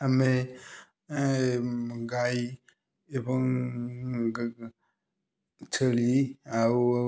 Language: Odia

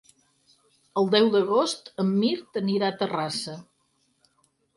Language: Catalan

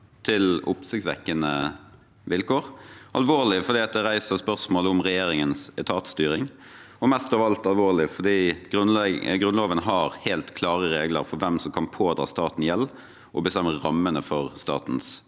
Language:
Norwegian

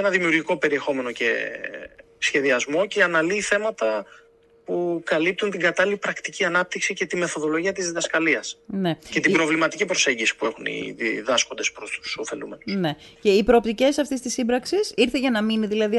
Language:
Greek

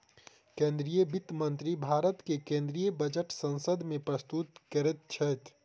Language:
Maithili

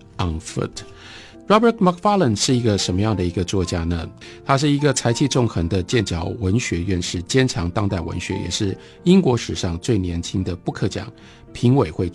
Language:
Chinese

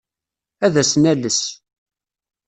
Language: Kabyle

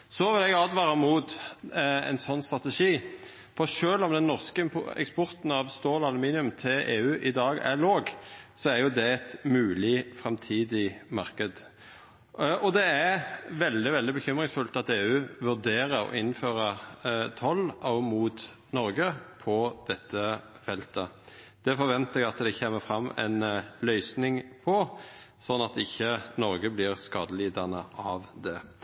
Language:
Norwegian Nynorsk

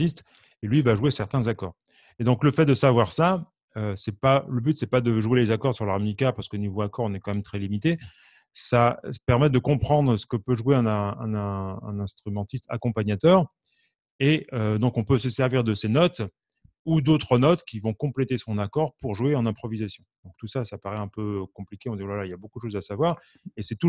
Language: French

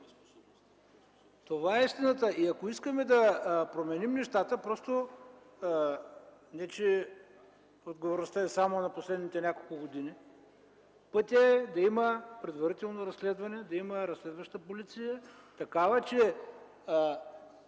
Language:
Bulgarian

